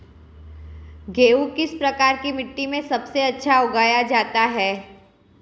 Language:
Hindi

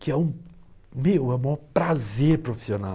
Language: Portuguese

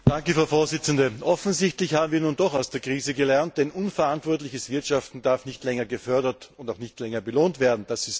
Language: German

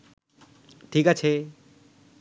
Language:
Bangla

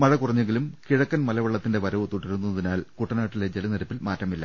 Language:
Malayalam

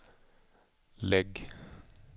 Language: Swedish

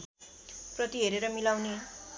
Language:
Nepali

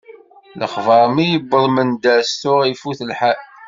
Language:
Kabyle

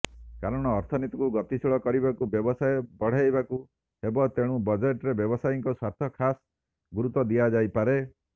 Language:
Odia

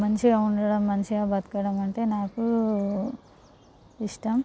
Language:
Telugu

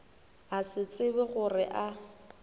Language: Northern Sotho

